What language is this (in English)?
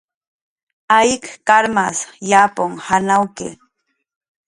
Jaqaru